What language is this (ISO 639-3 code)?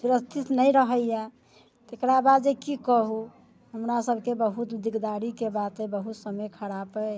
mai